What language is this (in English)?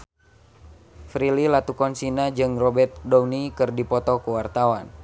Sundanese